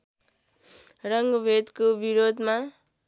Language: Nepali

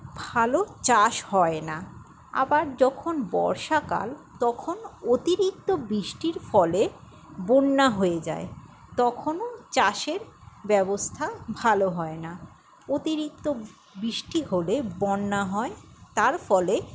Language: Bangla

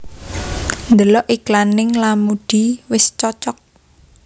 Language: Javanese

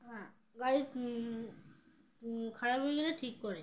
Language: Bangla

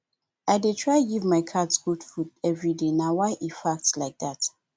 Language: Nigerian Pidgin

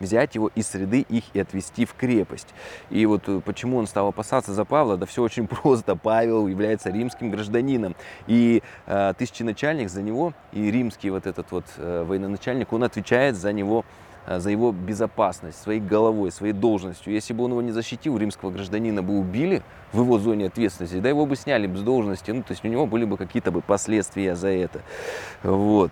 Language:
Russian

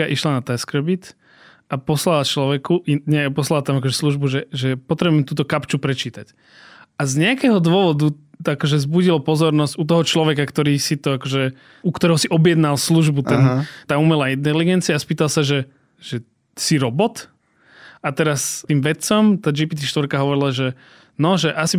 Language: Slovak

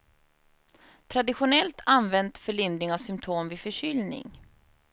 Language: Swedish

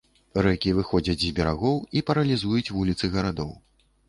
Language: Belarusian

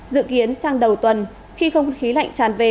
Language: Vietnamese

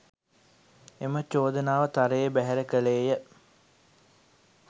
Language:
Sinhala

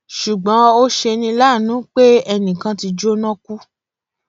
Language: Yoruba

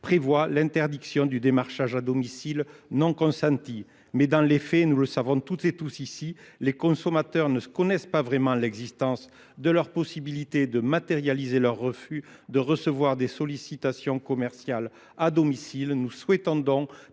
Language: French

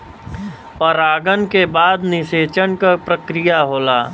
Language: Bhojpuri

